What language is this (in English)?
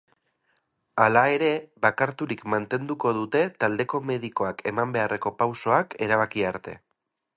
Basque